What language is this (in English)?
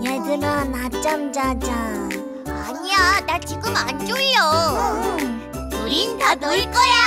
Korean